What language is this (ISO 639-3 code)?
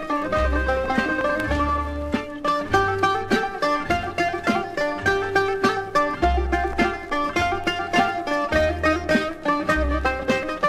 ell